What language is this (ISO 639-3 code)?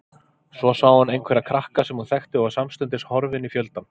isl